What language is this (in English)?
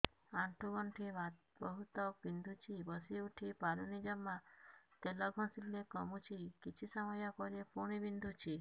Odia